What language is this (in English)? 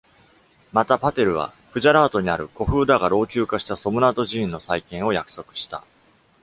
Japanese